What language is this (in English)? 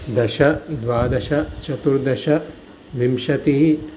Sanskrit